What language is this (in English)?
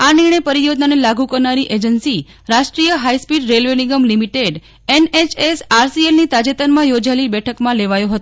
Gujarati